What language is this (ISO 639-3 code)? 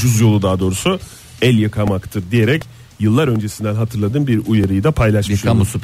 tur